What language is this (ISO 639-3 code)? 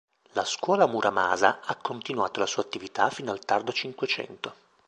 ita